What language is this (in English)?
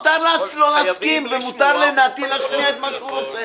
Hebrew